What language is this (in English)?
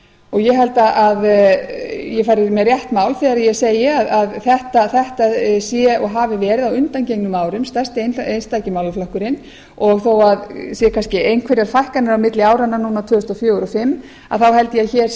Icelandic